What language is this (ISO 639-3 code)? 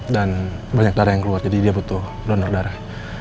ind